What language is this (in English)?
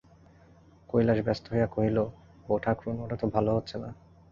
Bangla